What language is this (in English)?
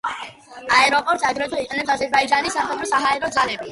Georgian